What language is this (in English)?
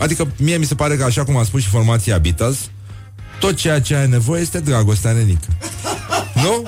Romanian